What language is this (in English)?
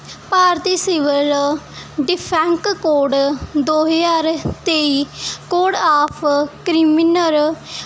Punjabi